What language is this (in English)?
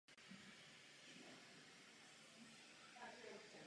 Czech